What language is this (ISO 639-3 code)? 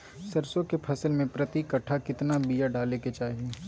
mag